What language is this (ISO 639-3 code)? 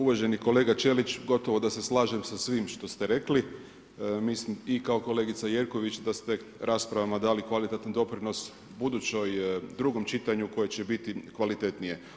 hrv